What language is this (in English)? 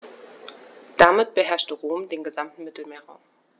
German